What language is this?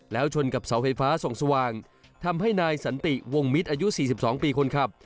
Thai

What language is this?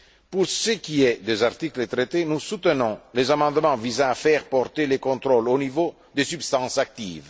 French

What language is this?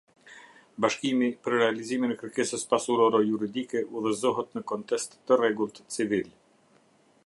Albanian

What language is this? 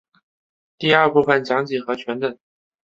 Chinese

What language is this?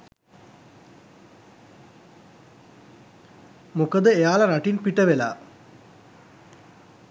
Sinhala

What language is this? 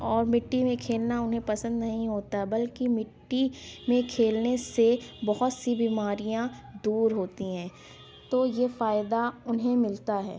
Urdu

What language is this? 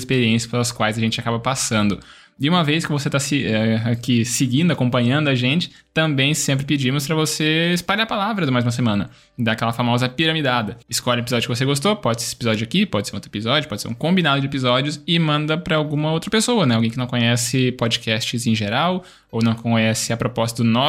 Portuguese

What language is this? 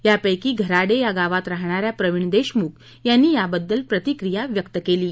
Marathi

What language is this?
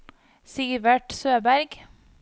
Norwegian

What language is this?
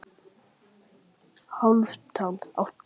Icelandic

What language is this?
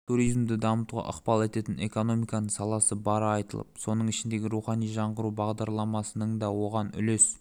Kazakh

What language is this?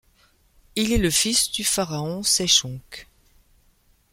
French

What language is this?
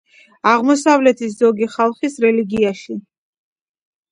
Georgian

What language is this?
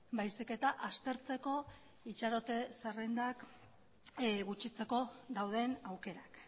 Basque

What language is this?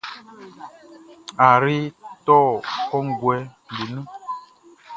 Baoulé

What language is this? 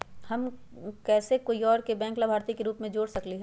Magahi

